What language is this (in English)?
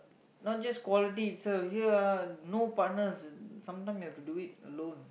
English